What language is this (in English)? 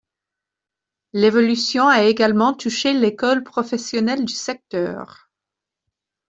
French